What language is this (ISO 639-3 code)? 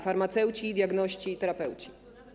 pol